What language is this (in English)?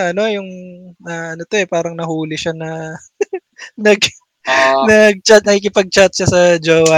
Filipino